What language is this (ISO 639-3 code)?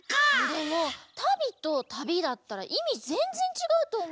jpn